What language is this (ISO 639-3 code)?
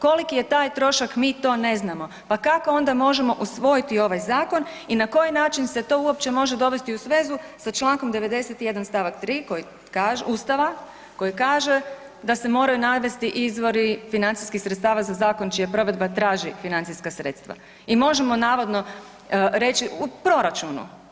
hrv